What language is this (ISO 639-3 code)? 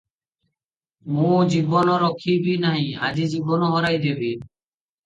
ori